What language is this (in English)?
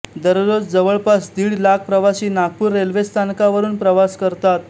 Marathi